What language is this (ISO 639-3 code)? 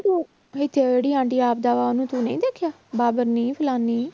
pan